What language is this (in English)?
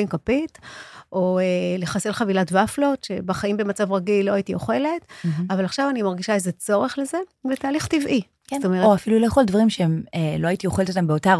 Hebrew